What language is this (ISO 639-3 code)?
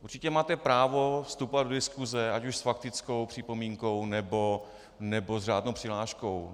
ces